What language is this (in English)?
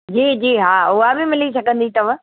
Sindhi